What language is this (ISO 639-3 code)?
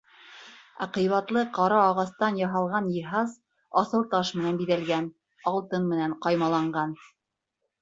bak